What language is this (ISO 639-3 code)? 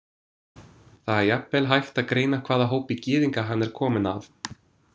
isl